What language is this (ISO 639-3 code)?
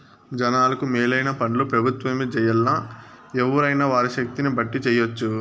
tel